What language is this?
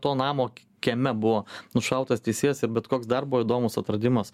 Lithuanian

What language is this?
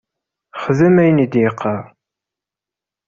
Kabyle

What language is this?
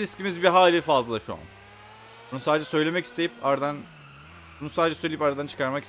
Turkish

